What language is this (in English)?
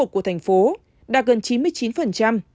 Vietnamese